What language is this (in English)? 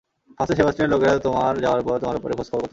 Bangla